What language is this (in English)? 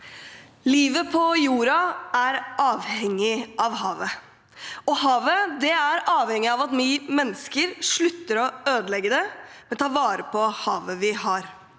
Norwegian